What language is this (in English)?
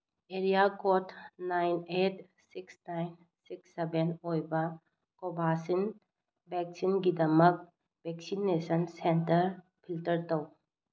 Manipuri